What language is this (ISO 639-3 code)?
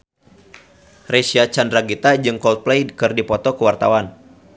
sun